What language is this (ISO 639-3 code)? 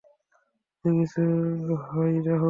ben